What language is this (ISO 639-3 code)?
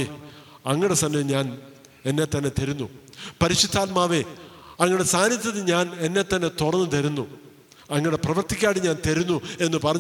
mal